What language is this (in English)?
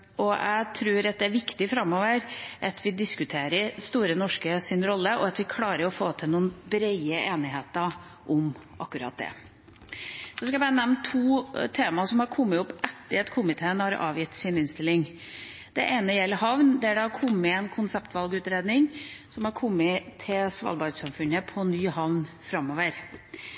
Norwegian Bokmål